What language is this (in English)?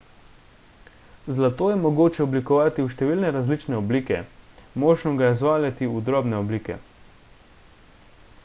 Slovenian